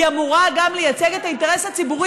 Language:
Hebrew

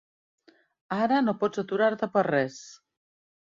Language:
Catalan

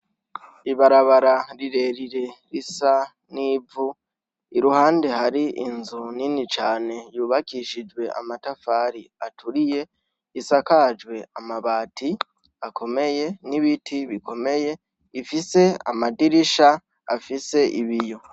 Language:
Rundi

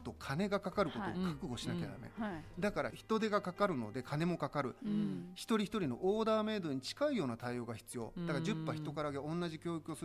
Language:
Japanese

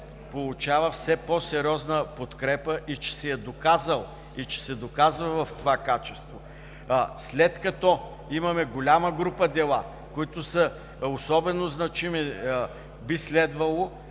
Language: Bulgarian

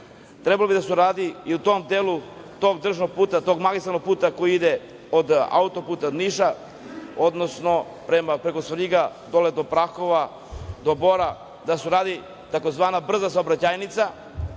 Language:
Serbian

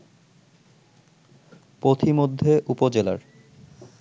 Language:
Bangla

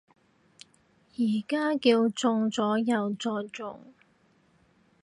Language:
Cantonese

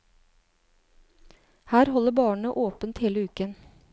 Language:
Norwegian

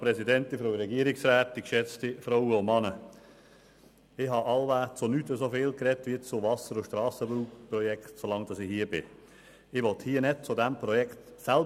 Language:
Swiss German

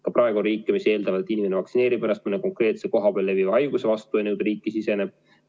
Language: Estonian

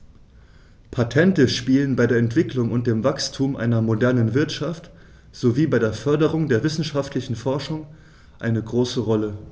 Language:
German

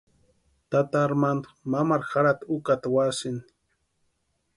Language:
Western Highland Purepecha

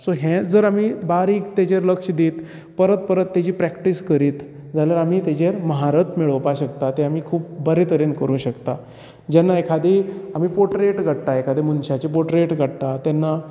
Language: Konkani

